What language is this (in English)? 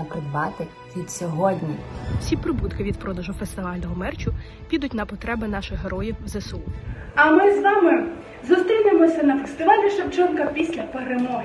Ukrainian